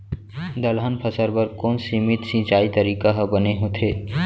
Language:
Chhattisgarhi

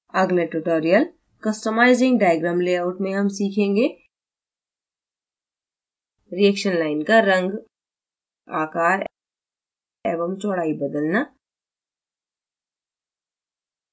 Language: Hindi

